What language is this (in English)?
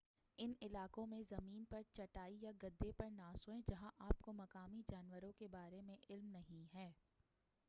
Urdu